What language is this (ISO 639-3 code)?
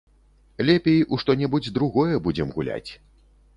bel